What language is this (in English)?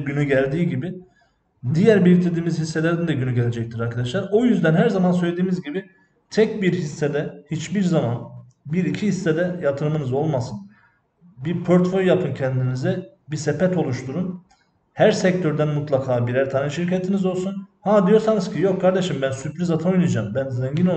Turkish